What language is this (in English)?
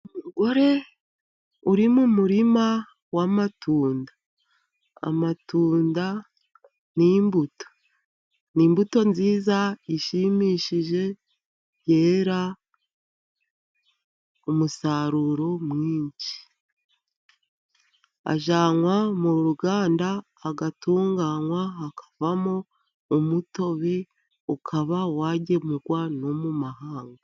Kinyarwanda